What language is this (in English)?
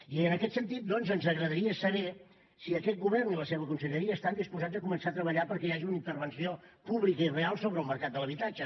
Catalan